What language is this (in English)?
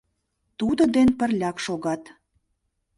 Mari